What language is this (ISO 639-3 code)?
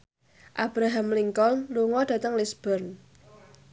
jav